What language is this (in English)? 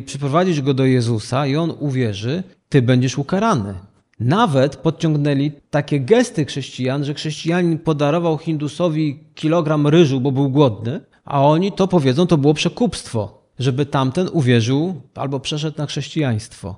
Polish